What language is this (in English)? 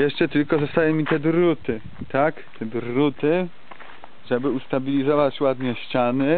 Polish